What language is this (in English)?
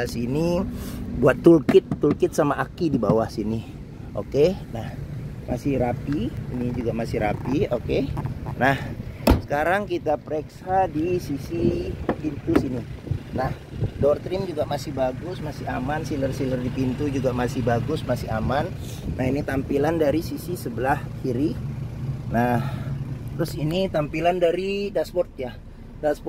Indonesian